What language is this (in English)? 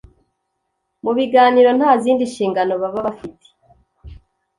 Kinyarwanda